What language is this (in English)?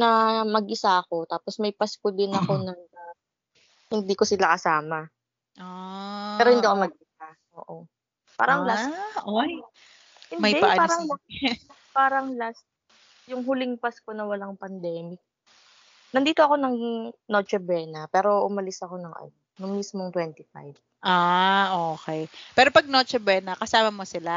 Filipino